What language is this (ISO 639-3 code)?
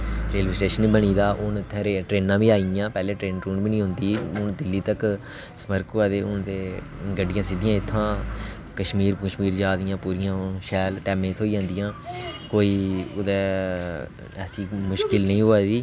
doi